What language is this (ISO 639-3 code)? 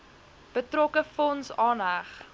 afr